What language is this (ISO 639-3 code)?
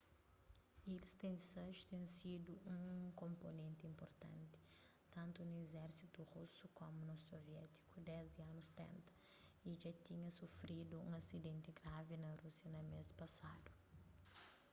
kea